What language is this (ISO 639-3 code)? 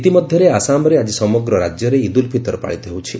ori